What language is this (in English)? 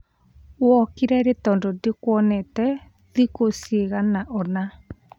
Kikuyu